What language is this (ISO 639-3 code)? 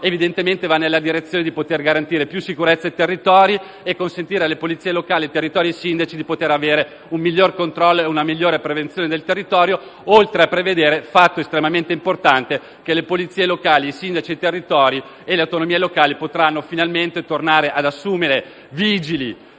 ita